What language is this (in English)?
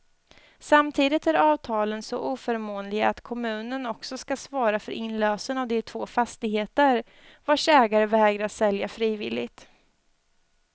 Swedish